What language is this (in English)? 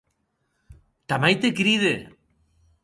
Occitan